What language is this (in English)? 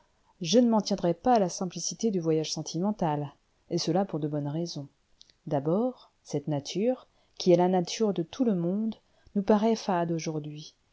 French